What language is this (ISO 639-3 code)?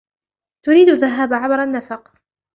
ara